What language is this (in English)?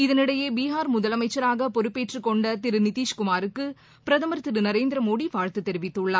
Tamil